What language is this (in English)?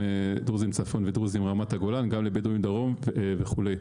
Hebrew